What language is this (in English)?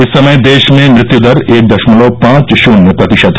Hindi